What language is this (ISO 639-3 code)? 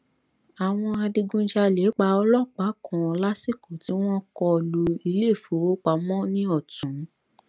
yor